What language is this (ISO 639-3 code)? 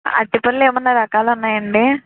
tel